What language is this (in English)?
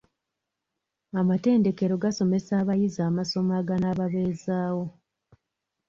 Ganda